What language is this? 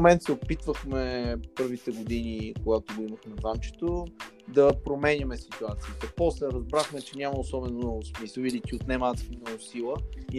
Bulgarian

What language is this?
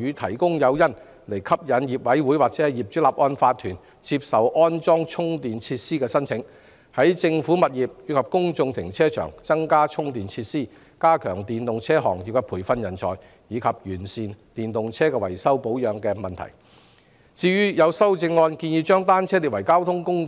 Cantonese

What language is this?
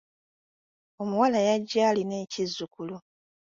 Ganda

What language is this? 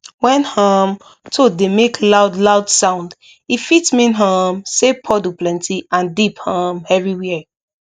Nigerian Pidgin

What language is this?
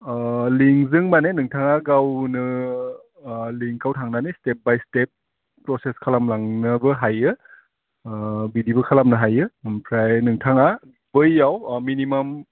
Bodo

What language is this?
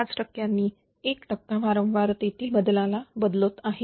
Marathi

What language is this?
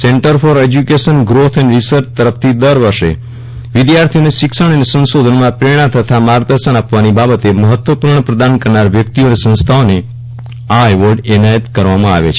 Gujarati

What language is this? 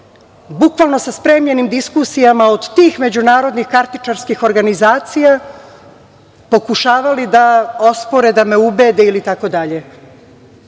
Serbian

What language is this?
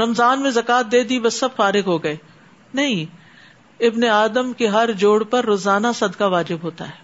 Urdu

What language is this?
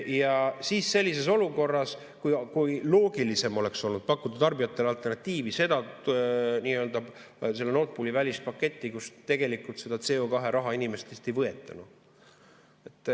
Estonian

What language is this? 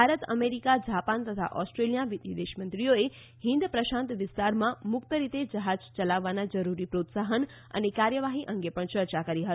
Gujarati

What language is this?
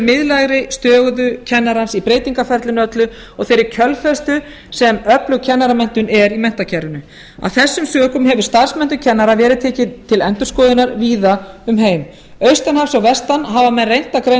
Icelandic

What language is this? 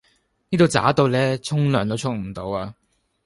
Cantonese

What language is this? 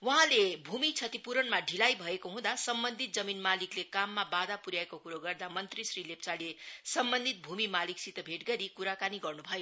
Nepali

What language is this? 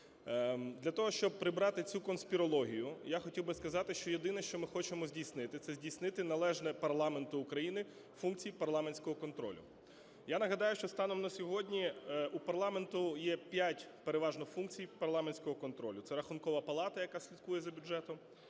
Ukrainian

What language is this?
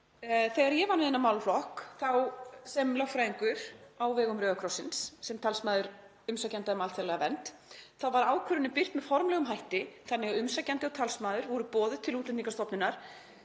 Icelandic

